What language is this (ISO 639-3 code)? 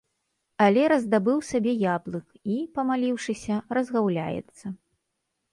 bel